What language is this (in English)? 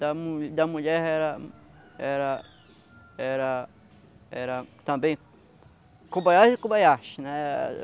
Portuguese